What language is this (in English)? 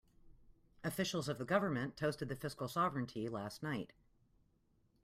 English